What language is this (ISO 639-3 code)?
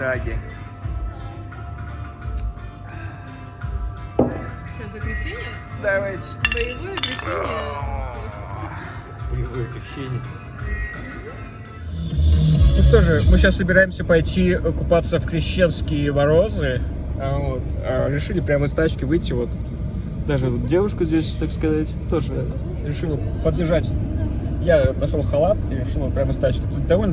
rus